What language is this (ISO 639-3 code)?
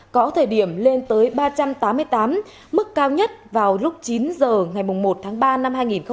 vie